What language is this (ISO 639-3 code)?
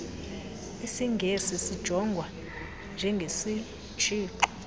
xho